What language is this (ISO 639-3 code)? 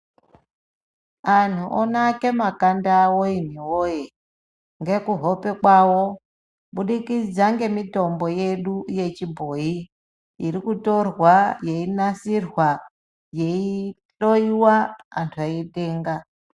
ndc